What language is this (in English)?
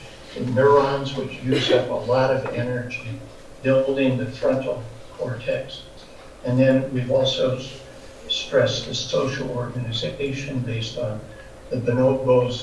English